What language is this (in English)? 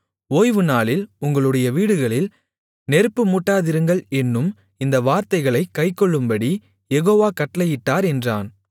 Tamil